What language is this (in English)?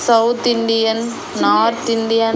Telugu